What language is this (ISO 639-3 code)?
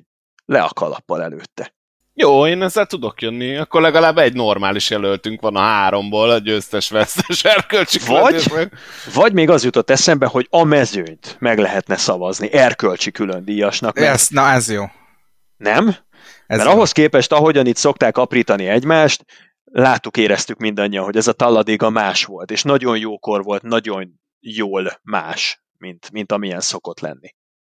hun